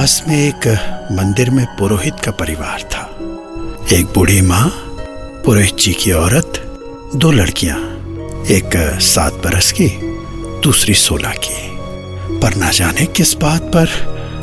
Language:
Hindi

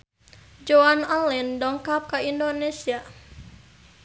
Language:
Sundanese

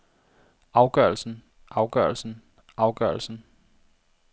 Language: Danish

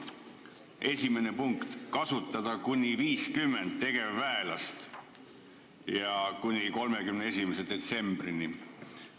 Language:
Estonian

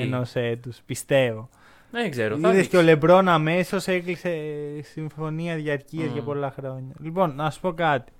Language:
Greek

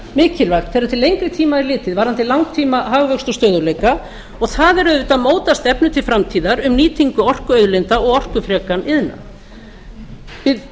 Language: Icelandic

